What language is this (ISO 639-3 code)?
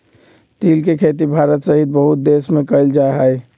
mag